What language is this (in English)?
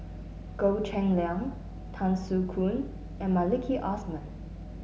English